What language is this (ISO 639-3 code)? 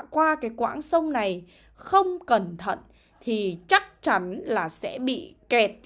vie